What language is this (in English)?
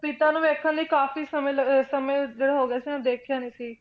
Punjabi